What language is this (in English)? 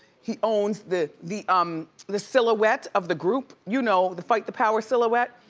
English